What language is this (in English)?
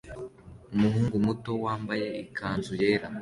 Kinyarwanda